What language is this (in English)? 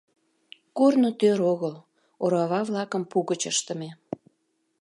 Mari